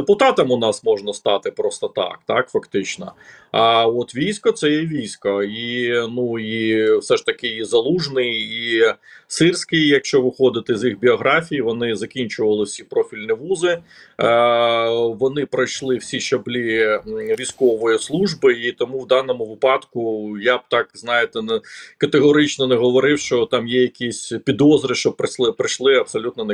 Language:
Ukrainian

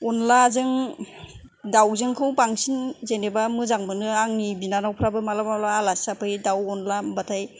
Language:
Bodo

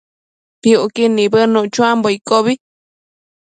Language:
Matsés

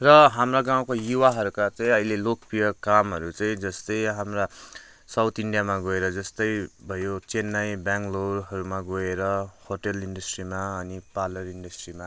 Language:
Nepali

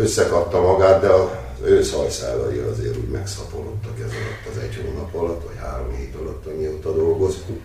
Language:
Hungarian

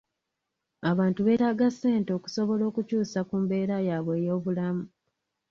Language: Ganda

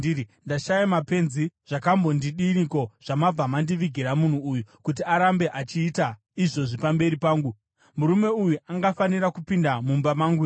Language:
Shona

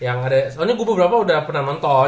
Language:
Indonesian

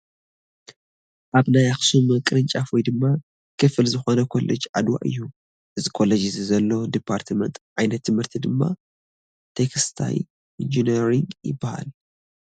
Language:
Tigrinya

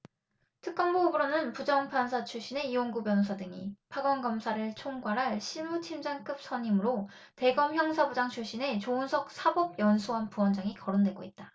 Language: Korean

